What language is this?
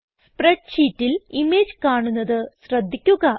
Malayalam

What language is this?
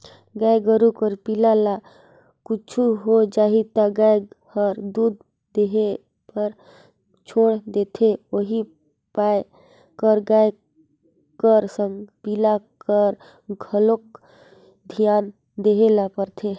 Chhattisgarhi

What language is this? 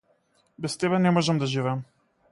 Macedonian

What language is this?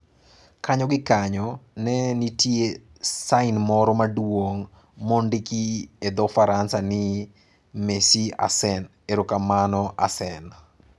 Luo (Kenya and Tanzania)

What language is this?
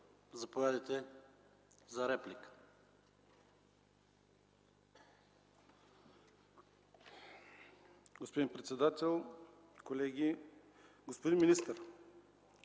Bulgarian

